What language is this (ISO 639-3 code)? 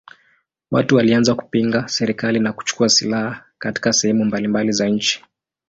swa